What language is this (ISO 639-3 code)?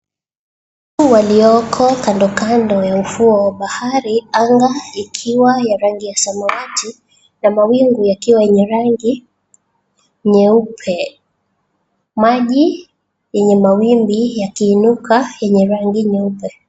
swa